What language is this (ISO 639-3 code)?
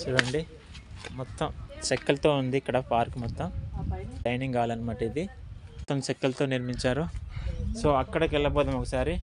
tel